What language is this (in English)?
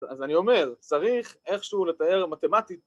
Hebrew